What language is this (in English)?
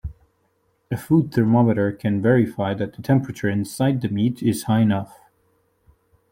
English